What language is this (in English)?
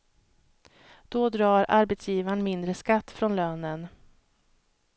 Swedish